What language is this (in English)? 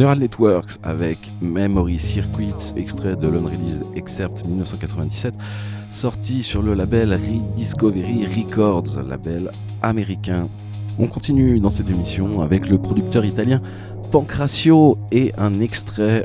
French